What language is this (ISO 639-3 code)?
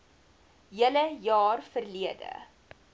afr